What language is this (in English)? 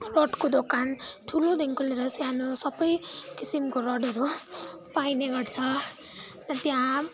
Nepali